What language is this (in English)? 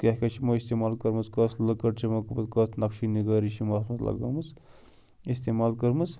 Kashmiri